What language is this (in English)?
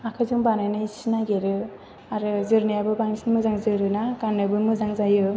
Bodo